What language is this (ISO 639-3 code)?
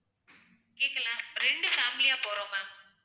tam